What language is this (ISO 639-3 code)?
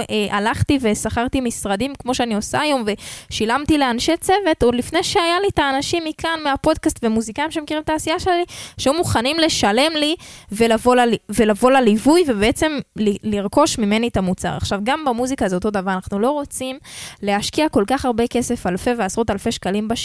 heb